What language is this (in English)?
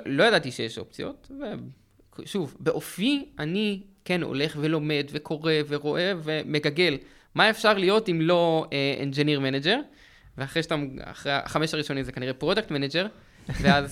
Hebrew